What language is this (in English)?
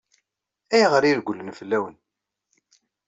Kabyle